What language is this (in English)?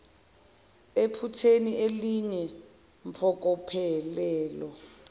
Zulu